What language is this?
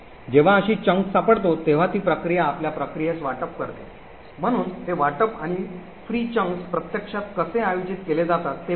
Marathi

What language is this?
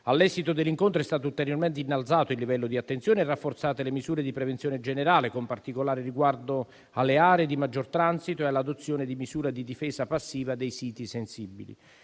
Italian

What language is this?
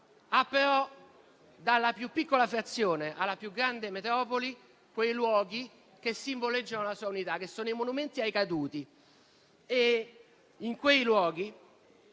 Italian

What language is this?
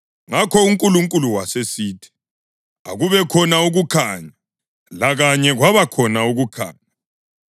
North Ndebele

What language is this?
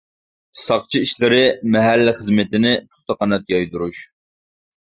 Uyghur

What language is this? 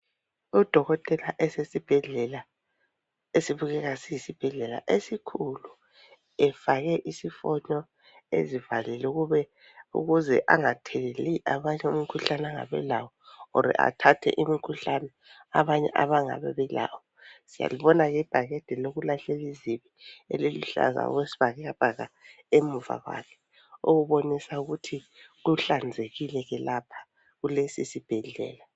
North Ndebele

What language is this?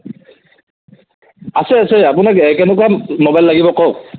Assamese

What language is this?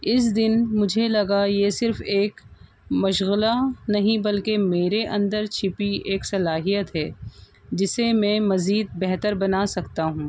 Urdu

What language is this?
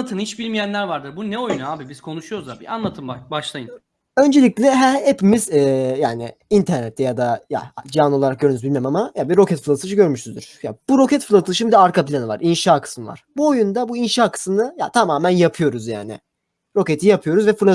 Turkish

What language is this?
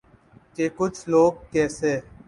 Urdu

